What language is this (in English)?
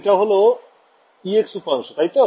Bangla